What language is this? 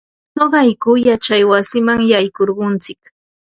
Ambo-Pasco Quechua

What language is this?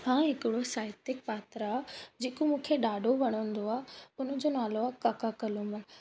Sindhi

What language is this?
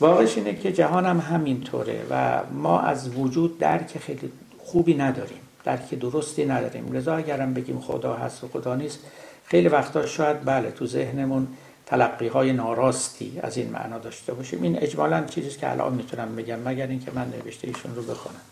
Persian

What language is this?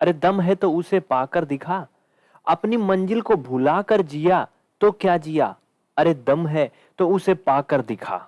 Hindi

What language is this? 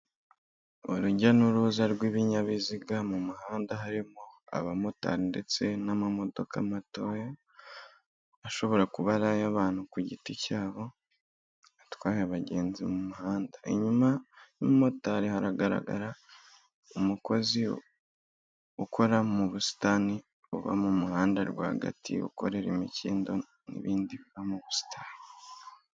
Kinyarwanda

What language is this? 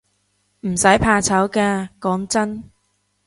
Cantonese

